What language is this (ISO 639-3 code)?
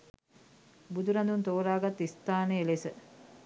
sin